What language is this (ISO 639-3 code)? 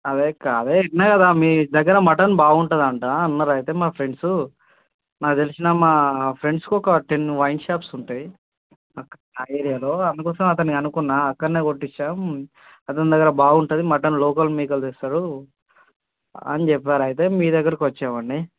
tel